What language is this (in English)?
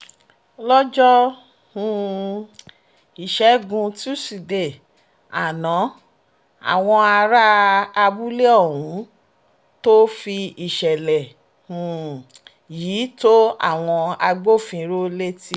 Yoruba